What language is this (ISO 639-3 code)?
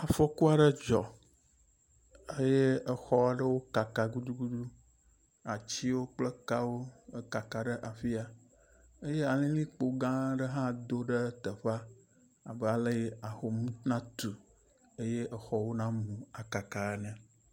ewe